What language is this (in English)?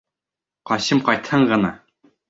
Bashkir